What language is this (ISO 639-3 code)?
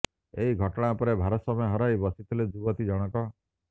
ori